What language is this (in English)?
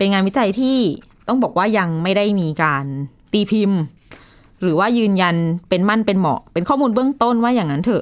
Thai